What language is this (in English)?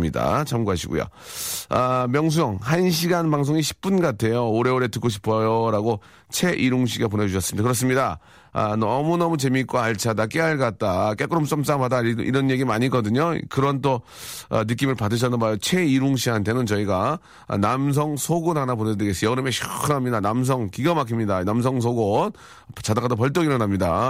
Korean